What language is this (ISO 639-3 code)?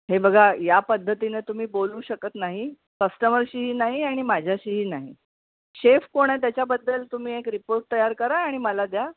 mar